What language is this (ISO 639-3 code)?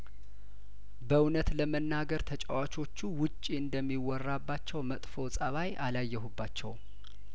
amh